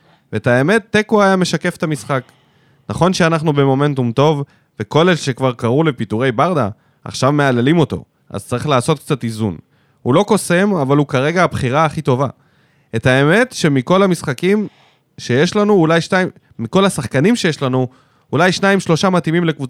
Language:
Hebrew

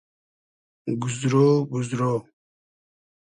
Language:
Hazaragi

